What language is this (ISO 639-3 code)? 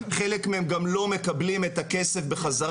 heb